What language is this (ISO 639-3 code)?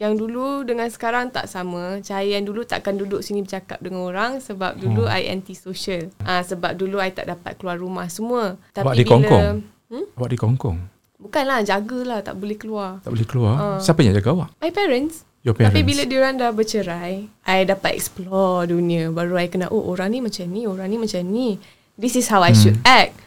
msa